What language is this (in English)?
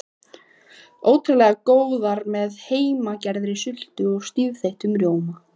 Icelandic